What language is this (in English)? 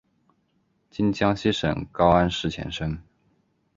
Chinese